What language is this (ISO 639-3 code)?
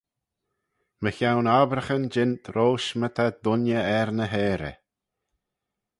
glv